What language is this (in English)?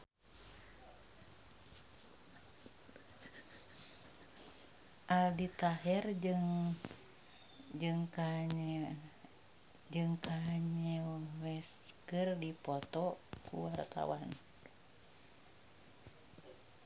Sundanese